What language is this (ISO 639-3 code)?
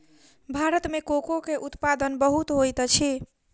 mai